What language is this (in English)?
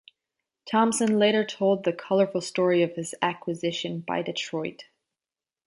English